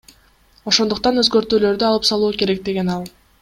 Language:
Kyrgyz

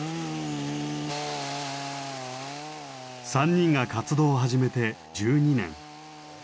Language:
Japanese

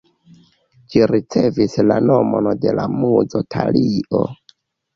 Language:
Esperanto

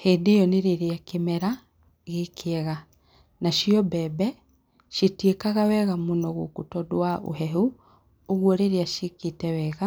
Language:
Kikuyu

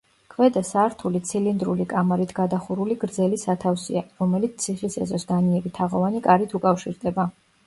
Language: Georgian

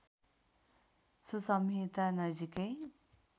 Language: Nepali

